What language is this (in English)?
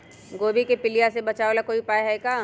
Magahi